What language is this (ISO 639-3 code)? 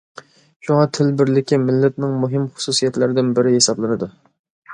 uig